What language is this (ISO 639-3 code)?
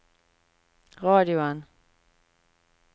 nor